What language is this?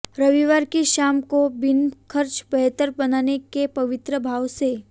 Hindi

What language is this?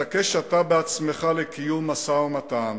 Hebrew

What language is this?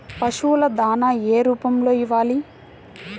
Telugu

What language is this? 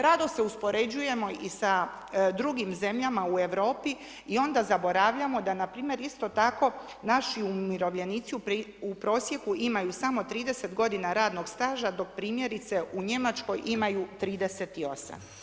Croatian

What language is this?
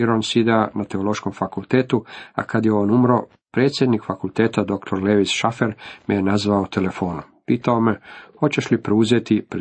Croatian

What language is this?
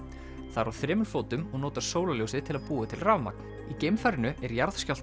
Icelandic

